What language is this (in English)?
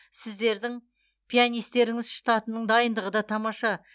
Kazakh